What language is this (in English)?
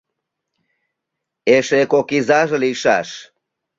Mari